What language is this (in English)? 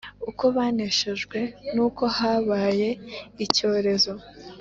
Kinyarwanda